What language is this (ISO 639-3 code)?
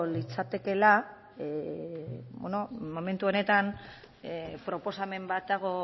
eus